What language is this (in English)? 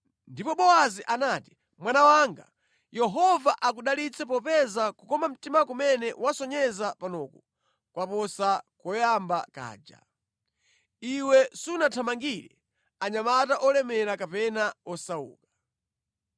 Nyanja